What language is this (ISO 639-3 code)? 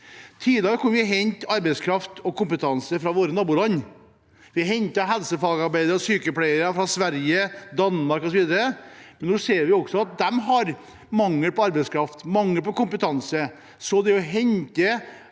nor